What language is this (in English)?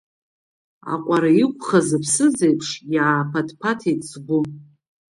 Abkhazian